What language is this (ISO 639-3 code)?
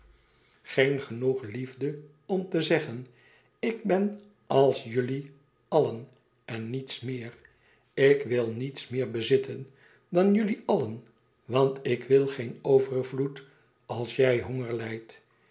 nld